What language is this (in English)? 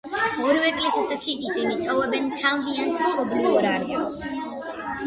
Georgian